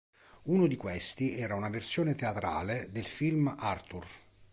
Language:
Italian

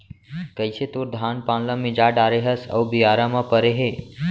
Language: Chhattisgarhi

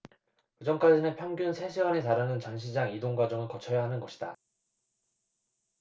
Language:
Korean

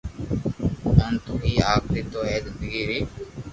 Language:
Loarki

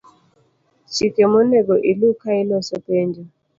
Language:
Luo (Kenya and Tanzania)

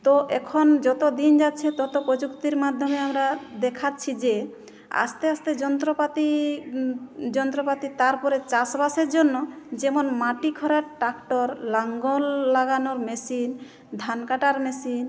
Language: Bangla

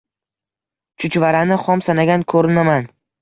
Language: Uzbek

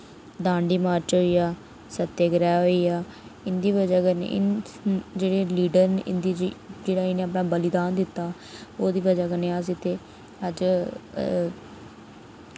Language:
Dogri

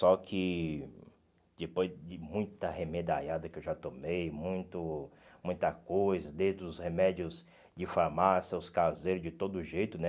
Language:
Portuguese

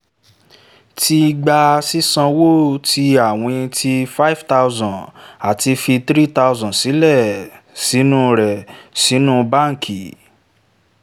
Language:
Yoruba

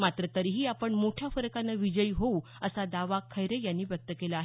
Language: Marathi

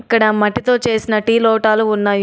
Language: Telugu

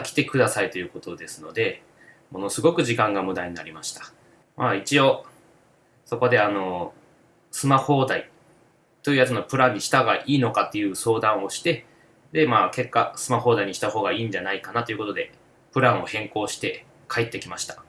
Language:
Japanese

